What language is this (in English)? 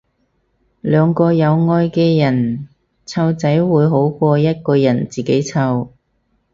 Cantonese